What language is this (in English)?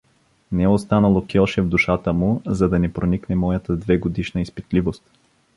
Bulgarian